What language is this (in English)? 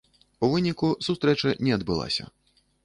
Belarusian